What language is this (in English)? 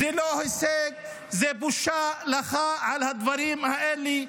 Hebrew